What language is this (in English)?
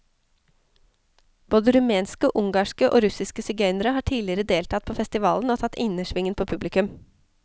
Norwegian